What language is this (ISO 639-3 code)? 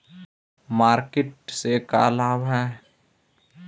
mag